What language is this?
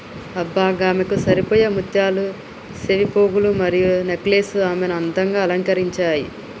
Telugu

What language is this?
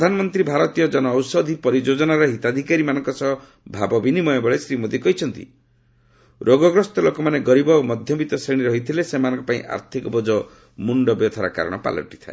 Odia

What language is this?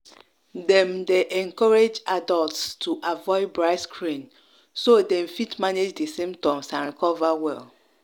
Nigerian Pidgin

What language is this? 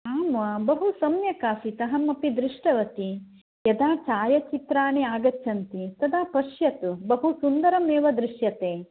Sanskrit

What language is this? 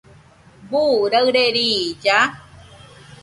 Nüpode Huitoto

